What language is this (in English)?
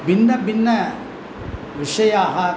Sanskrit